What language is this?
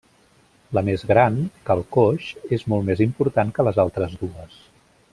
Catalan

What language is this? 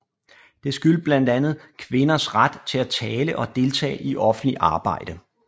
Danish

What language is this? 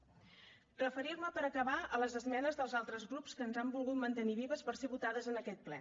Catalan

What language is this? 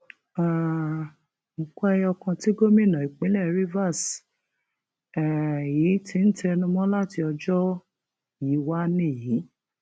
Yoruba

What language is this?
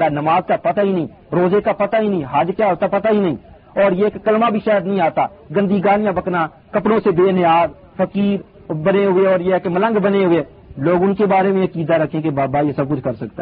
Urdu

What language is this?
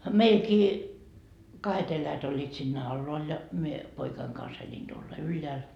Finnish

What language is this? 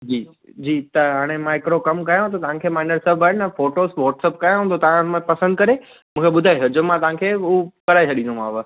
Sindhi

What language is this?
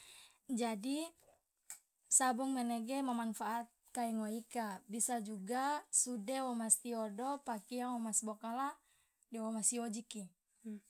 Loloda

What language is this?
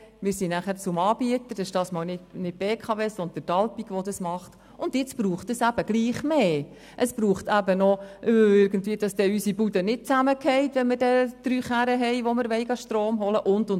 Swiss German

